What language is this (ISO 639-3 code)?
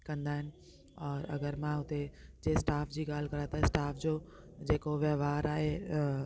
snd